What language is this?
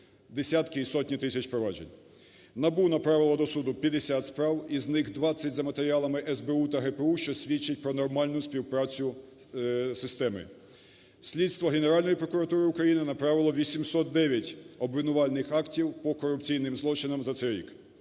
Ukrainian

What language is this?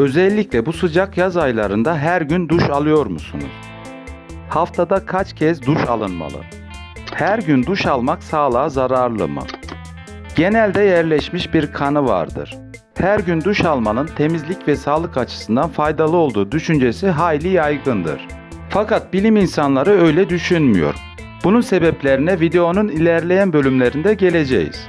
Turkish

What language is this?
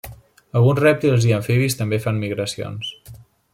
Catalan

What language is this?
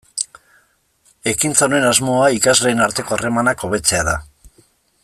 Basque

